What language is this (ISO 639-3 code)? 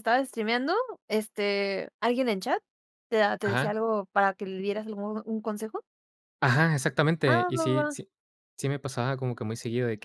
spa